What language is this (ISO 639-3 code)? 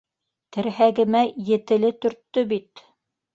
bak